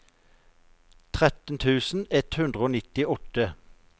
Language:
Norwegian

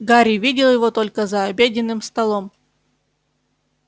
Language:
Russian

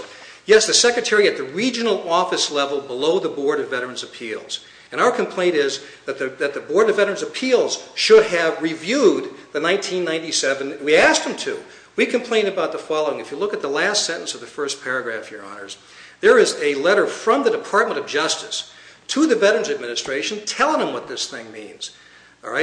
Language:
English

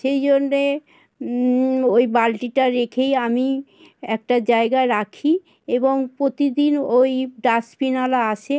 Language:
Bangla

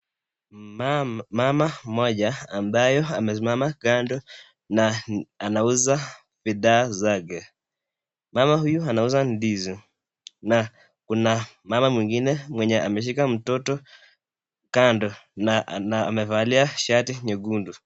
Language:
Swahili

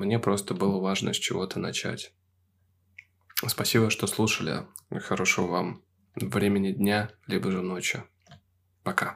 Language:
Russian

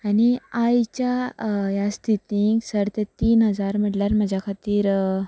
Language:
Konkani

